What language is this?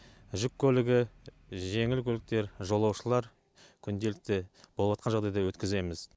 Kazakh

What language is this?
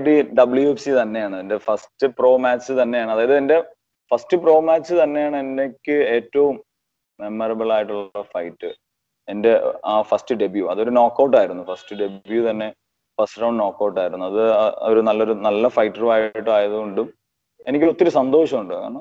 Malayalam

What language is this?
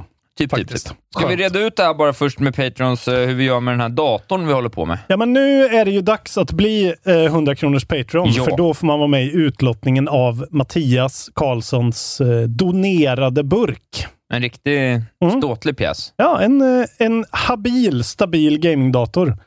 Swedish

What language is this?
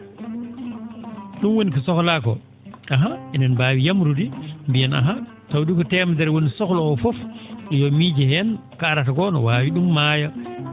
Fula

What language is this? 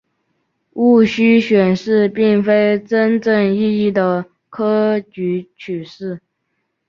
Chinese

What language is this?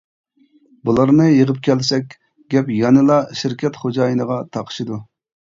Uyghur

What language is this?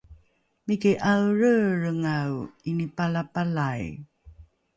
Rukai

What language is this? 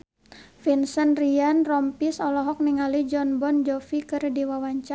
Sundanese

